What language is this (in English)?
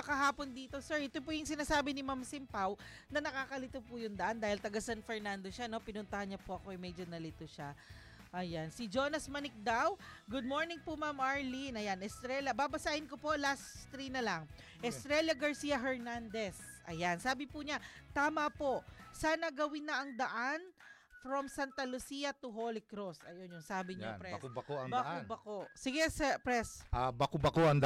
Filipino